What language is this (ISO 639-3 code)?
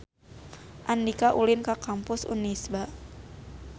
sun